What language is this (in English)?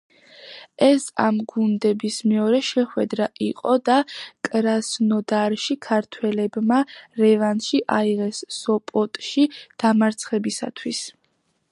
Georgian